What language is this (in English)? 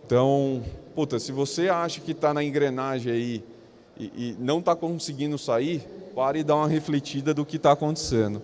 Portuguese